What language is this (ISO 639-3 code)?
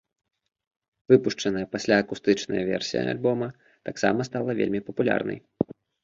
bel